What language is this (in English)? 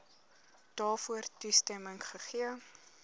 Afrikaans